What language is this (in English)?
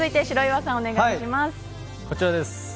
Japanese